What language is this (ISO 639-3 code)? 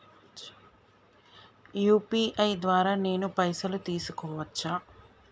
tel